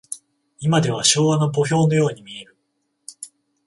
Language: Japanese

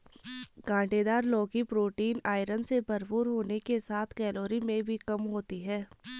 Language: Hindi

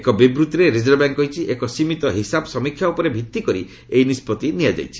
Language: Odia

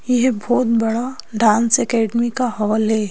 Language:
Hindi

